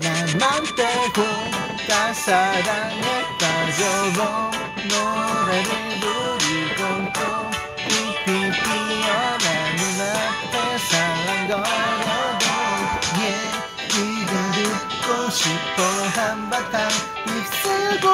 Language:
Korean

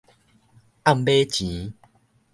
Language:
Min Nan Chinese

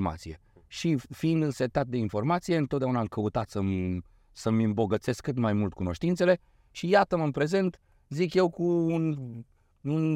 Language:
Romanian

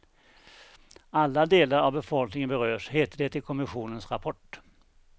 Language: Swedish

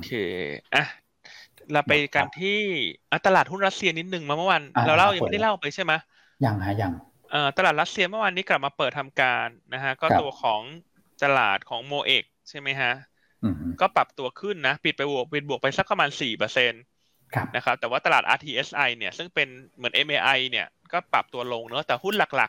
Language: Thai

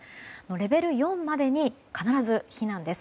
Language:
Japanese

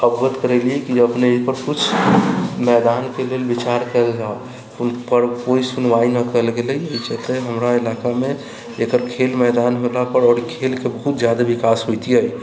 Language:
Maithili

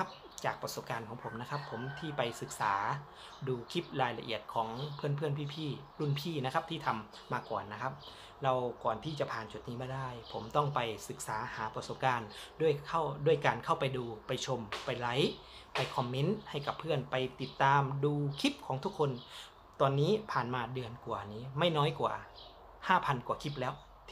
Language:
Thai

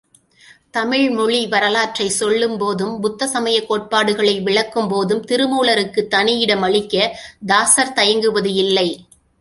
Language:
Tamil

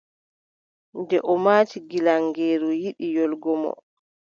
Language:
Adamawa Fulfulde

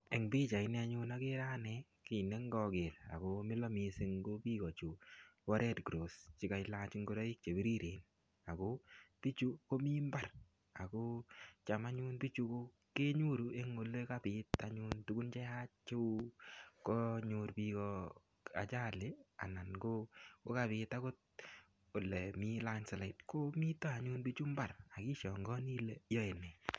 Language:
Kalenjin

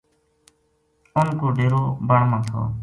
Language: Gujari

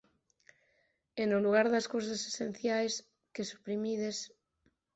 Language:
Galician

